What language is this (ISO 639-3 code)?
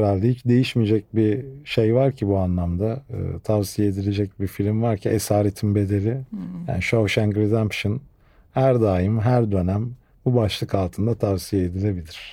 tur